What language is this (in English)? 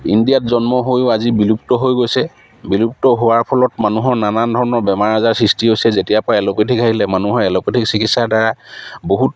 Assamese